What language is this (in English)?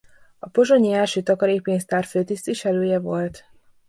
Hungarian